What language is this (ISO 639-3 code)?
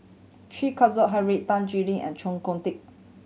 eng